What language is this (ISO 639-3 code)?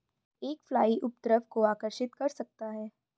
hin